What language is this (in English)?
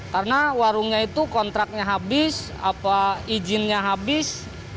Indonesian